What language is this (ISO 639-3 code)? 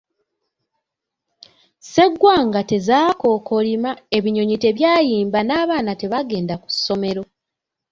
lug